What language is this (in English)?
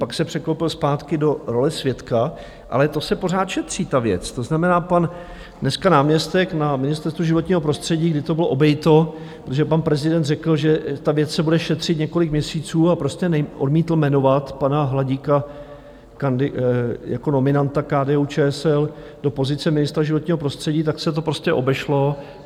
Czech